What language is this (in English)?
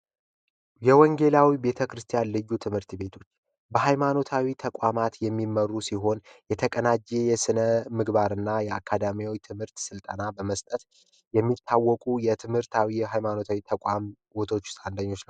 Amharic